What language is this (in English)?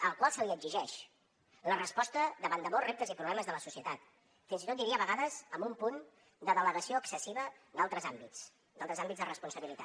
Catalan